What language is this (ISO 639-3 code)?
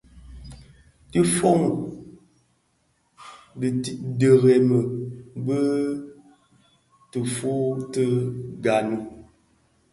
ksf